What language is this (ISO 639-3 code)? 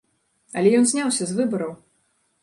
bel